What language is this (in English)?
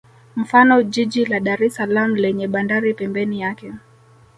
Swahili